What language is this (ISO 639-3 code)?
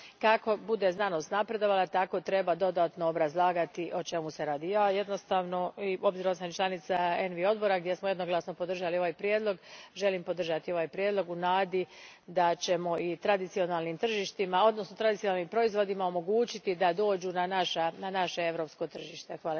hrv